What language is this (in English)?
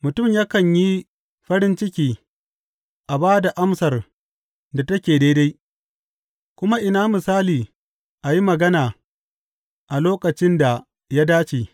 Hausa